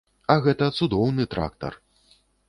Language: Belarusian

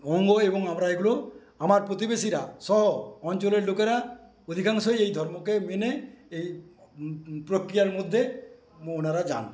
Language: Bangla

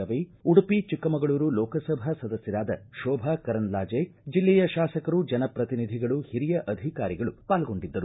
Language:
Kannada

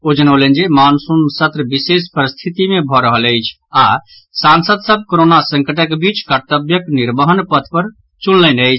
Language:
Maithili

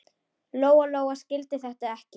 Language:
Icelandic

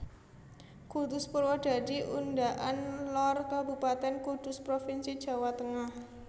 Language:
Javanese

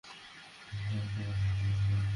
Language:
Bangla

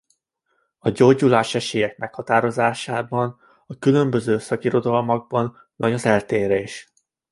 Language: Hungarian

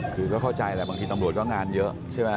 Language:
Thai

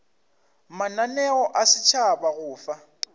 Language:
Northern Sotho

